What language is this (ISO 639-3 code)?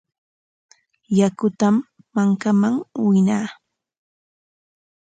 qwa